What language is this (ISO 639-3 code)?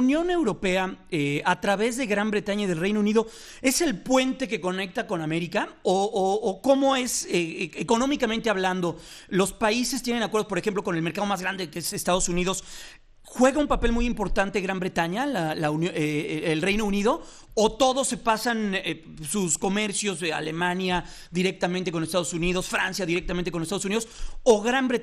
spa